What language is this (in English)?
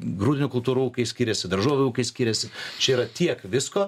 Lithuanian